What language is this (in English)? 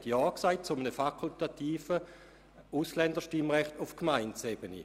Swiss German